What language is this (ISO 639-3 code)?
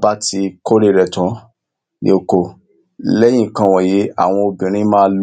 yor